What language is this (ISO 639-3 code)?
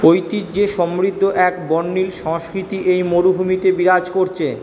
ben